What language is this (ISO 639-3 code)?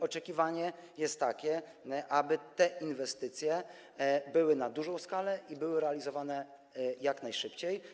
pol